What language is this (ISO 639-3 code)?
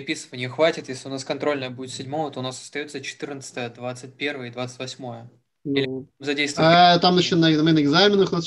rus